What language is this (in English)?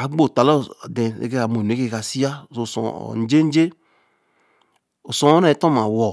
Eleme